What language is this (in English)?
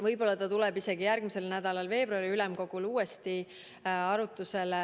Estonian